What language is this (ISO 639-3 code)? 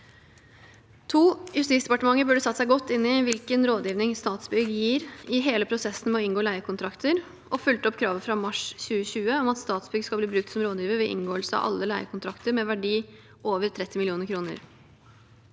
nor